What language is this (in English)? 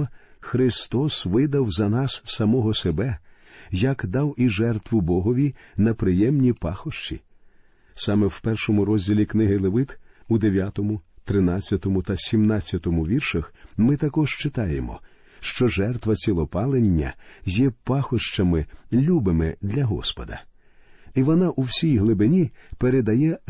Ukrainian